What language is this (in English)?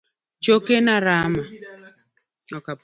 Luo (Kenya and Tanzania)